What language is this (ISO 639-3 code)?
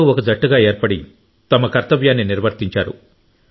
tel